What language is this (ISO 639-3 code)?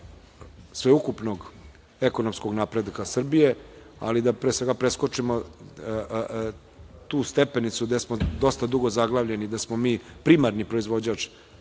srp